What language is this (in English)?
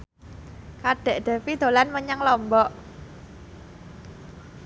Javanese